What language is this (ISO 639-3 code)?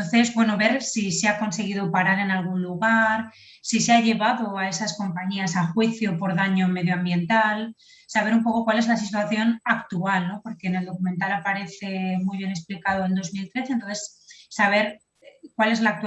spa